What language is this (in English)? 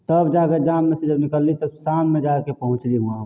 Maithili